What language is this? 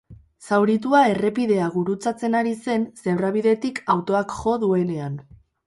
Basque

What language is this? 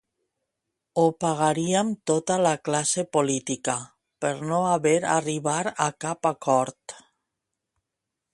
Catalan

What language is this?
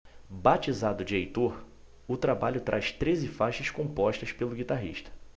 Portuguese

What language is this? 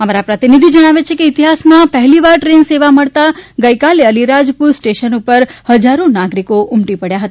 Gujarati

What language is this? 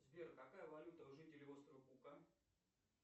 Russian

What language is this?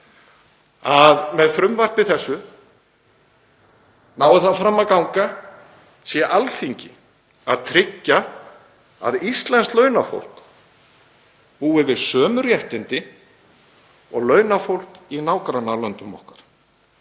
Icelandic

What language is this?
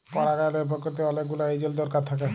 Bangla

